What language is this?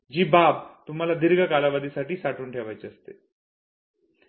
Marathi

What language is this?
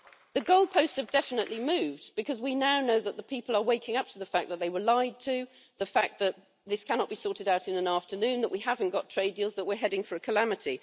English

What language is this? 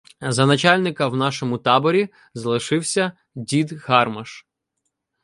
Ukrainian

